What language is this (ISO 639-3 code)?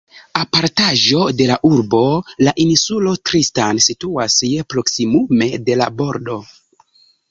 epo